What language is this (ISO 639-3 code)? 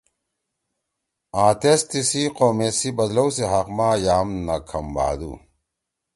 trw